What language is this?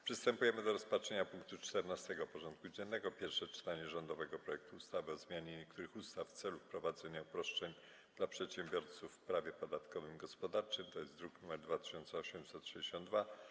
Polish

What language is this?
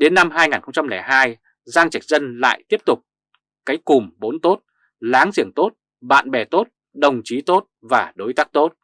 Vietnamese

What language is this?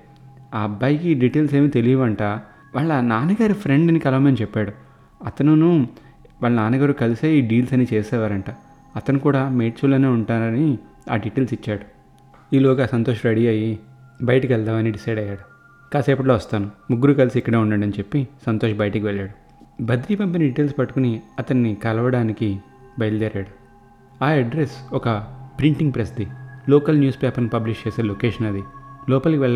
Telugu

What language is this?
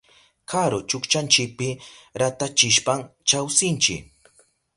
Southern Pastaza Quechua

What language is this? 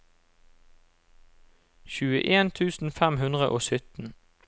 Norwegian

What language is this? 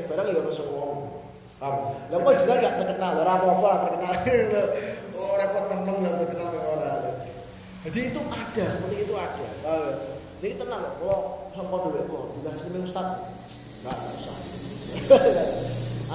Indonesian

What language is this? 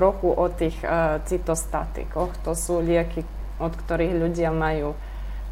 Slovak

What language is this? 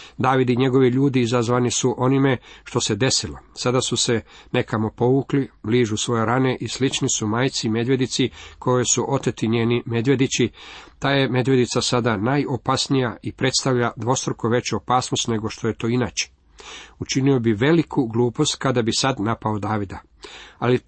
Croatian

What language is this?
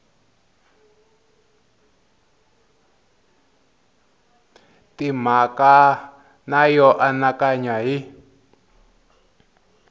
Tsonga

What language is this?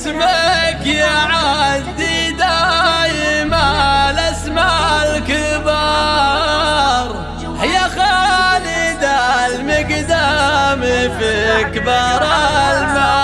Arabic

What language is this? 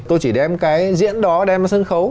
Vietnamese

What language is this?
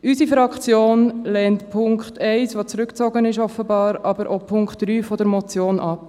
Swiss German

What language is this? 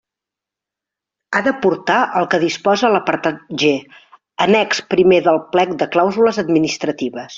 Catalan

